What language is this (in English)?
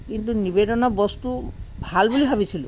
Assamese